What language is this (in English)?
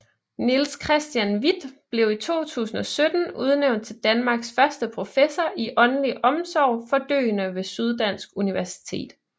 Danish